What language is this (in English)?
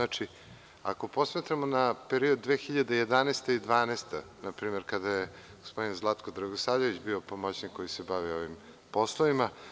Serbian